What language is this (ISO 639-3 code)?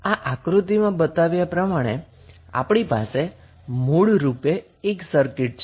guj